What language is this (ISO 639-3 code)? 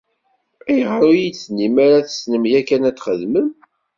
kab